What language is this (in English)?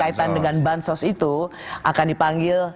Indonesian